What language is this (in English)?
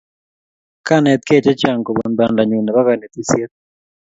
Kalenjin